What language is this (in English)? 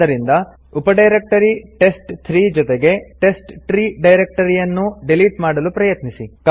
Kannada